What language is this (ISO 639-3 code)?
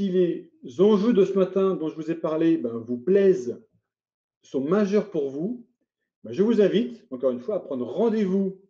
fra